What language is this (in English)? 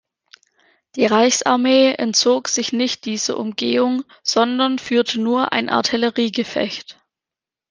German